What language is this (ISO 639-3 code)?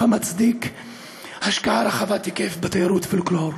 heb